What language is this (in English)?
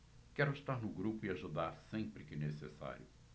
Portuguese